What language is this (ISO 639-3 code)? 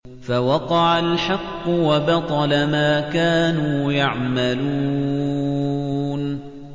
ara